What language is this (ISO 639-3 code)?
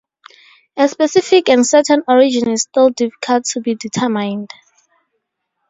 eng